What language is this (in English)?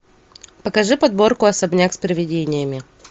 Russian